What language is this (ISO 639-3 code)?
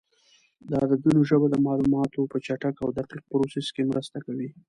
pus